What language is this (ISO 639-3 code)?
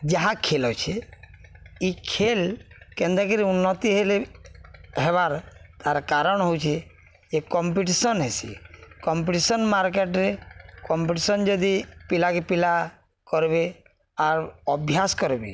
ori